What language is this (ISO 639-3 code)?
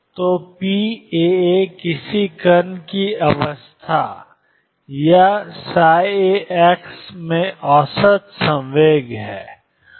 hin